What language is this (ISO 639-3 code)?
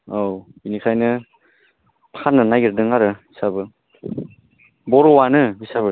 brx